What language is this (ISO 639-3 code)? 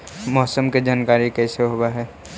mag